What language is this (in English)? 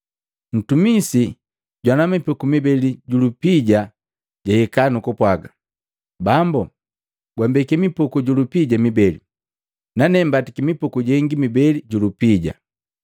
Matengo